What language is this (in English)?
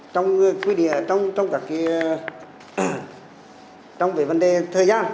Vietnamese